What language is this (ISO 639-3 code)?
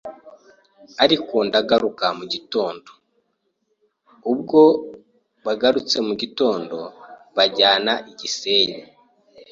kin